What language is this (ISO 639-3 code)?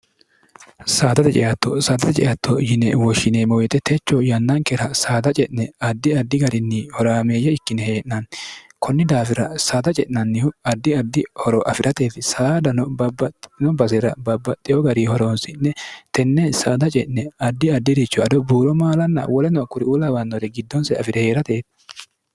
sid